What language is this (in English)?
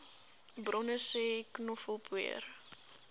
Afrikaans